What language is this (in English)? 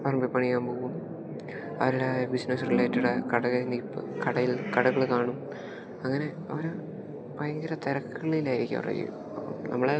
Malayalam